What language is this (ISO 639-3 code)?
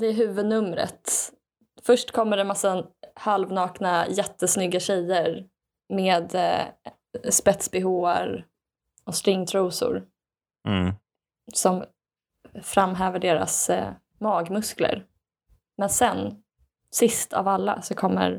swe